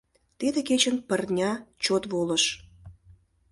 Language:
Mari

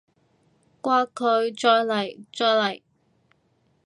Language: Cantonese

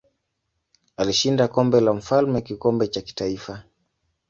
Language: Swahili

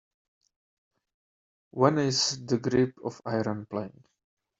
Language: English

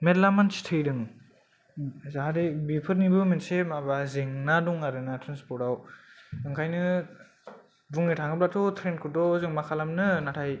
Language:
Bodo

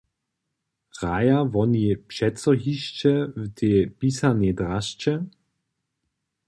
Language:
Upper Sorbian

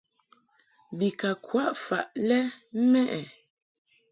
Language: Mungaka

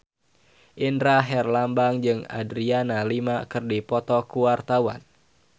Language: Sundanese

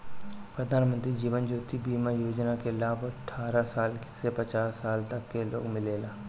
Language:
Bhojpuri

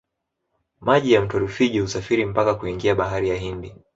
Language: Swahili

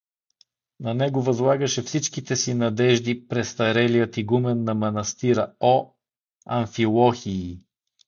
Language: Bulgarian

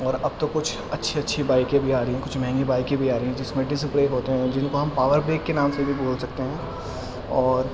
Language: Urdu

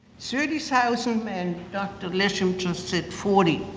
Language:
English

